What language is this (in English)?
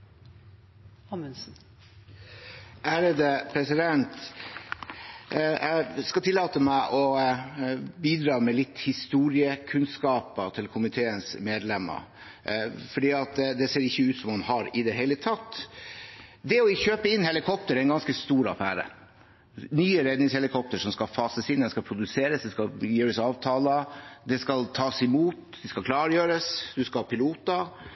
Norwegian Bokmål